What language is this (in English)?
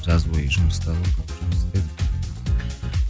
Kazakh